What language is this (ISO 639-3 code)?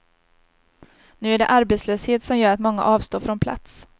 swe